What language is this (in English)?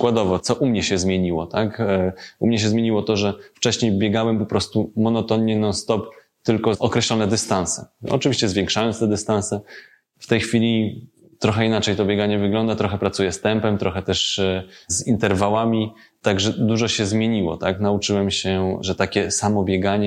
Polish